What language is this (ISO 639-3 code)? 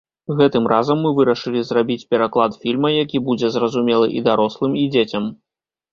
bel